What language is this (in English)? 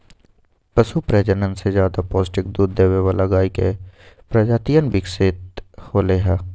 Magahi